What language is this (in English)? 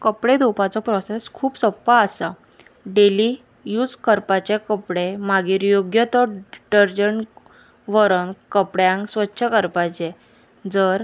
Konkani